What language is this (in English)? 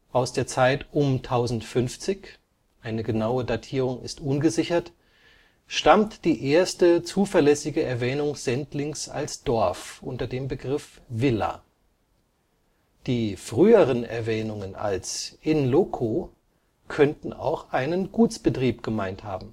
German